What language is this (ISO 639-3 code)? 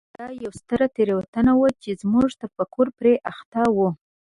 pus